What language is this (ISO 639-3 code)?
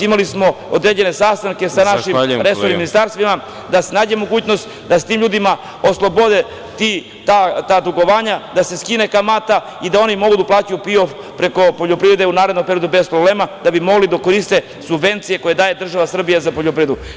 srp